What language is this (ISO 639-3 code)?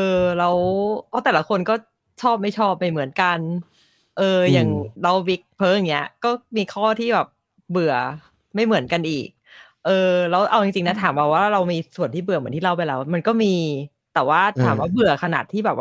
tha